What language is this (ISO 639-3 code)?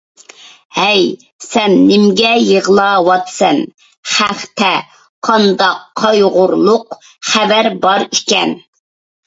uig